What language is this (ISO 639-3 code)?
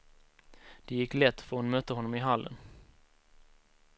swe